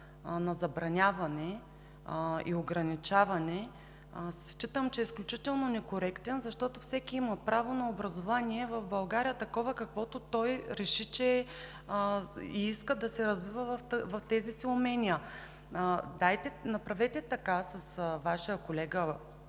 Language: Bulgarian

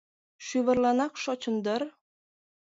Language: Mari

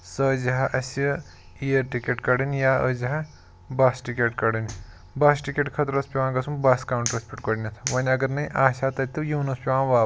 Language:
Kashmiri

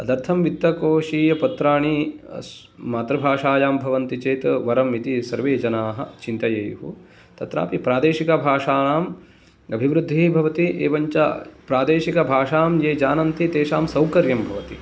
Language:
Sanskrit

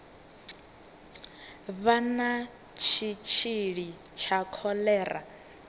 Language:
Venda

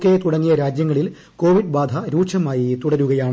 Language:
Malayalam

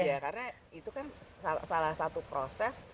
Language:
Indonesian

